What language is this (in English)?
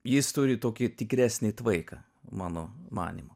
Lithuanian